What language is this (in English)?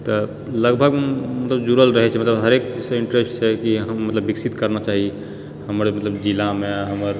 Maithili